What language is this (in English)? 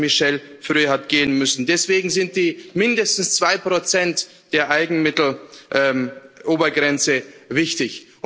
German